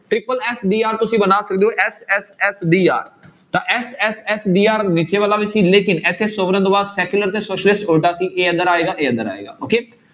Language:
Punjabi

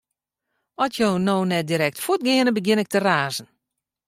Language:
Western Frisian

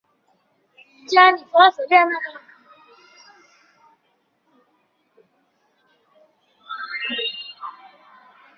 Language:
Chinese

